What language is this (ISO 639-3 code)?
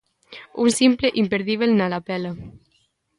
glg